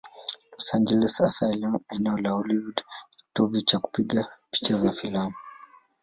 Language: Swahili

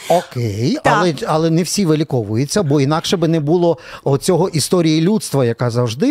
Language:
Ukrainian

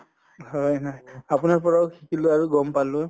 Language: Assamese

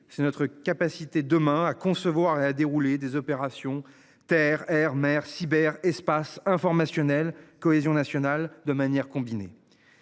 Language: French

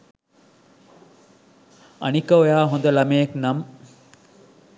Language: Sinhala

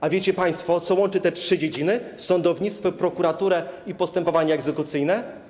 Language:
Polish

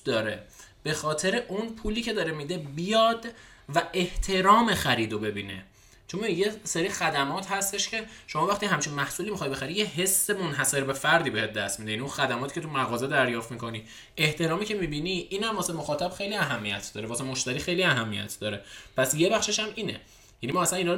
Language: Persian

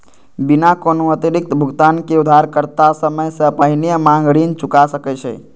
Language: Maithili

